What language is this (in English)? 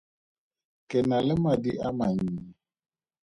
Tswana